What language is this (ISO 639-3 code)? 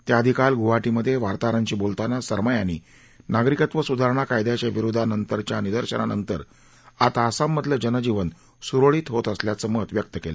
mar